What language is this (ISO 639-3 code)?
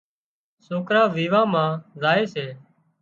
kxp